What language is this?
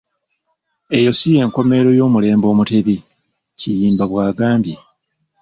Ganda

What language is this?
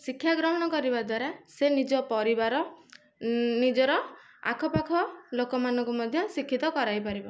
Odia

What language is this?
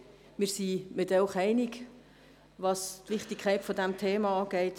Swiss German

